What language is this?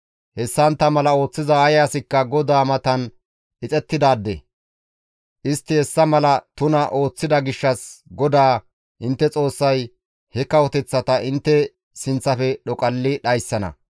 Gamo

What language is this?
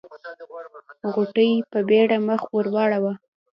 Pashto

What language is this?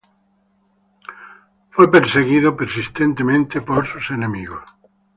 Spanish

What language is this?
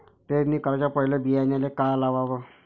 Marathi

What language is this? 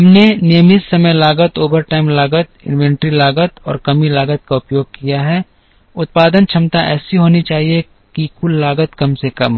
Hindi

